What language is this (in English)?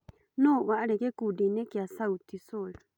Kikuyu